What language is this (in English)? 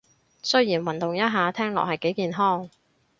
Cantonese